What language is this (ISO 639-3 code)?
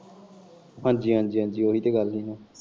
pan